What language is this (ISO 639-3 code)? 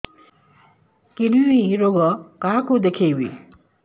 ori